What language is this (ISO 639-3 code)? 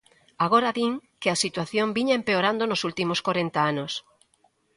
glg